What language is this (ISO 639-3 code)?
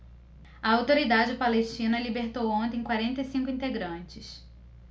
por